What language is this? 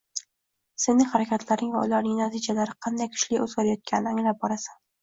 Uzbek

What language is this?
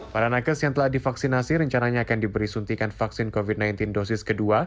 Indonesian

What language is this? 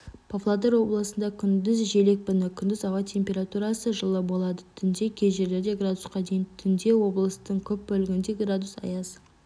Kazakh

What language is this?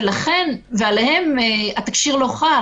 Hebrew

